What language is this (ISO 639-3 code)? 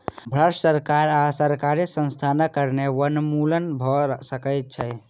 mai